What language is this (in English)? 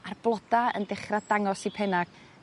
Welsh